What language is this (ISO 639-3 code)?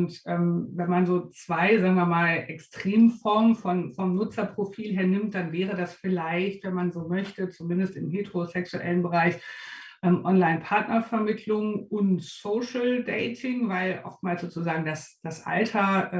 deu